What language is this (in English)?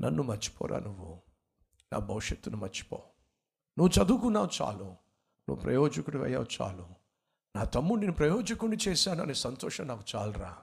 Telugu